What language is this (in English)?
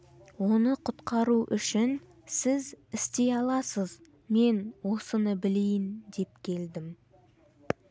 Kazakh